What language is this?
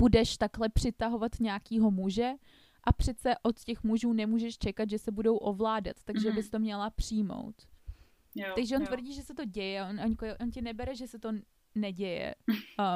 Czech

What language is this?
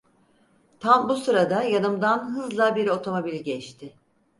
Turkish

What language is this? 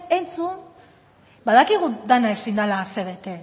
Basque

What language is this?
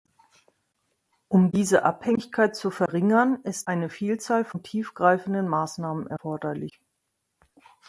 German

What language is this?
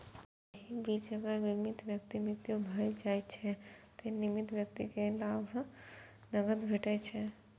Maithili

